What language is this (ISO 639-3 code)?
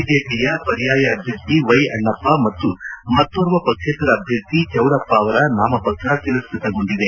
kan